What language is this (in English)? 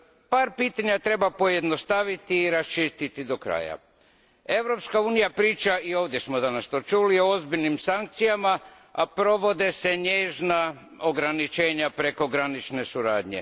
Croatian